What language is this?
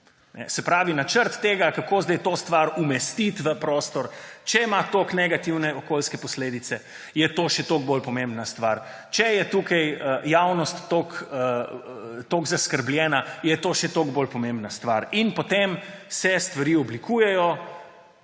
Slovenian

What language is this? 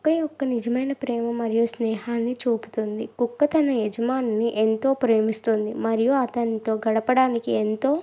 Telugu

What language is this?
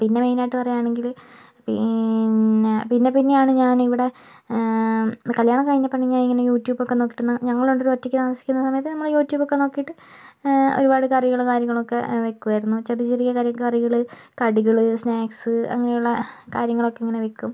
Malayalam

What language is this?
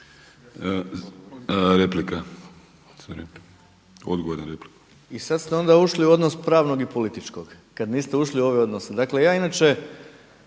Croatian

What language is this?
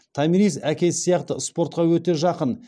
Kazakh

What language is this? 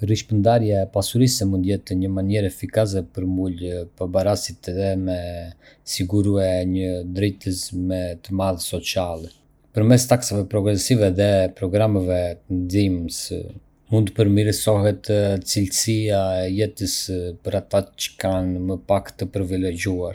Arbëreshë Albanian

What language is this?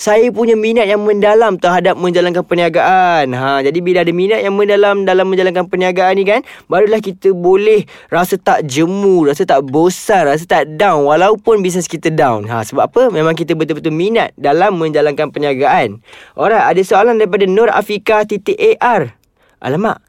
Malay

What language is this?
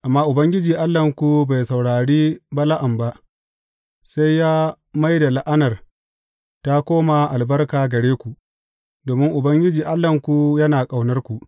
Hausa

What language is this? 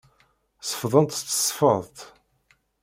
Kabyle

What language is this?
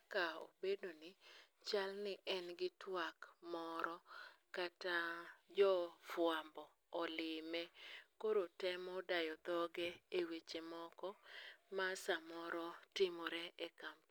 Luo (Kenya and Tanzania)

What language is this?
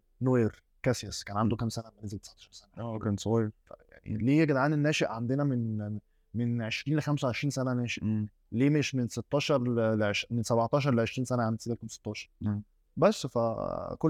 Arabic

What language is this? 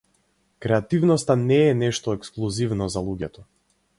Macedonian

